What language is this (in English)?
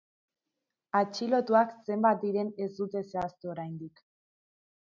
Basque